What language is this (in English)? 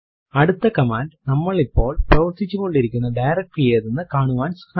Malayalam